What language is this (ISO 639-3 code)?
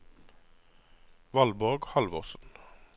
nor